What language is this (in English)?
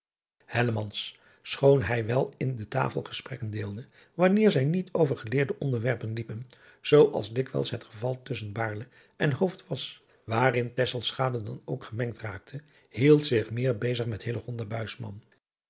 Dutch